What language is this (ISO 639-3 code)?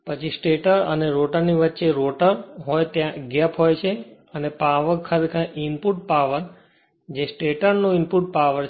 guj